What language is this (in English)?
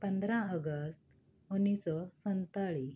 Punjabi